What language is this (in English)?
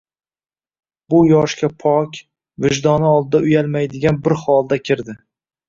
Uzbek